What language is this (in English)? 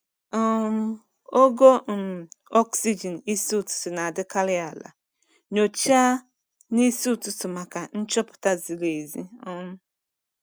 Igbo